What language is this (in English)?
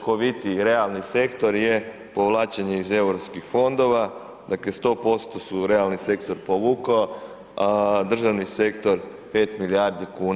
Croatian